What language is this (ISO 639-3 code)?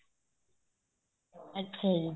pan